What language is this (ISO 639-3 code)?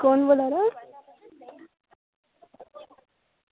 doi